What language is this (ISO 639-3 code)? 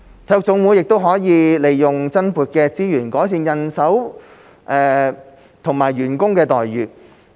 yue